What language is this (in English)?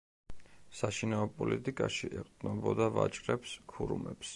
Georgian